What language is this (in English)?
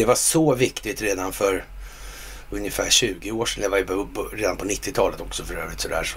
Swedish